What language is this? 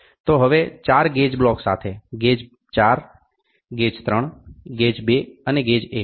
Gujarati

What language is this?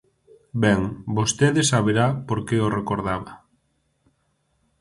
Galician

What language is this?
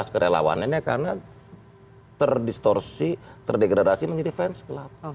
Indonesian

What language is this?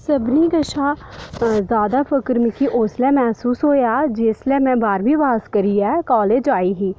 Dogri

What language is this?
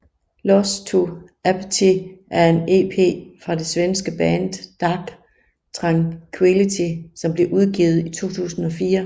Danish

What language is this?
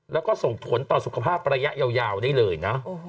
Thai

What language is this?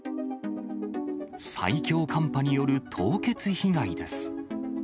Japanese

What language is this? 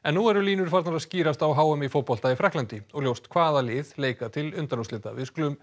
Icelandic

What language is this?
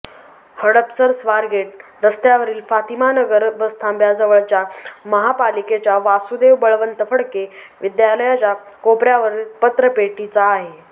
Marathi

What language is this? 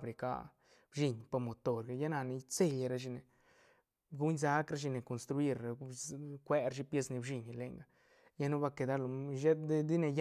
Santa Catarina Albarradas Zapotec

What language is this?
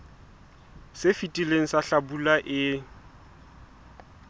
Southern Sotho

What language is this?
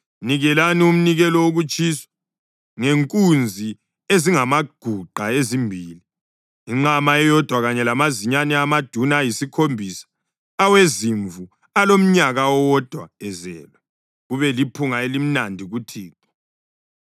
North Ndebele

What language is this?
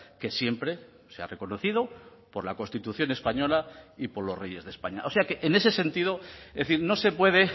Spanish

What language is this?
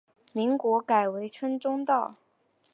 Chinese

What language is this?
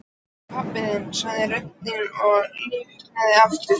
Icelandic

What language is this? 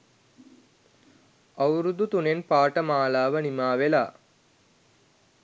Sinhala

